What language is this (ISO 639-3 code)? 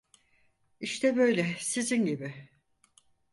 tur